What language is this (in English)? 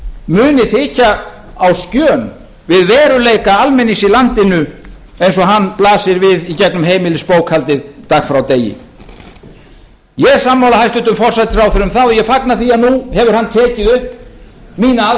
Icelandic